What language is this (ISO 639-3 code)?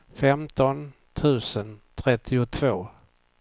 swe